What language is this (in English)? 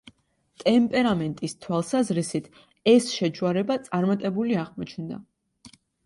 Georgian